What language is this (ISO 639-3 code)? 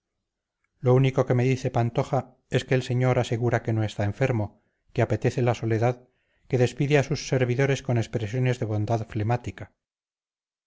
spa